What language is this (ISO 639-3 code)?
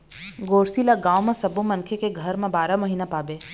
hne